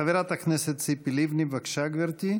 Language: Hebrew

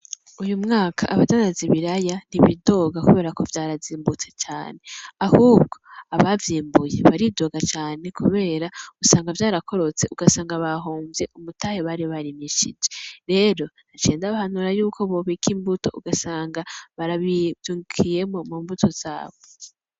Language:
Rundi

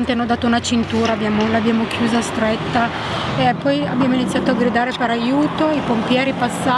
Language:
Italian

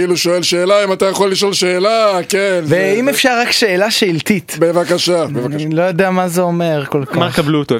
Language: Hebrew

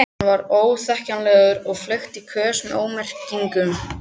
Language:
Icelandic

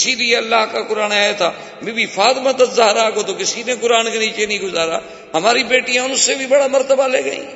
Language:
Urdu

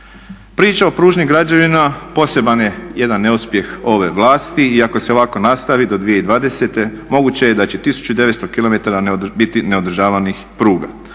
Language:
Croatian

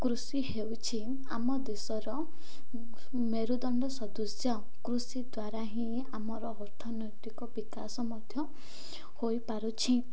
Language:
Odia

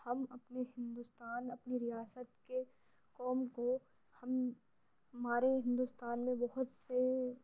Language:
Urdu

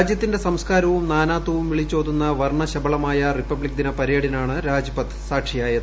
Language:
Malayalam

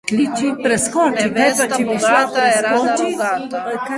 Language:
Slovenian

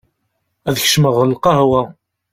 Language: Kabyle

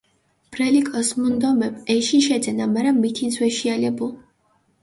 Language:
Mingrelian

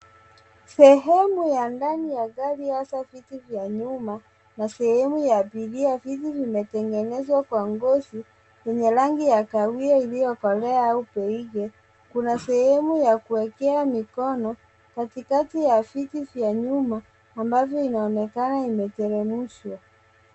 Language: Swahili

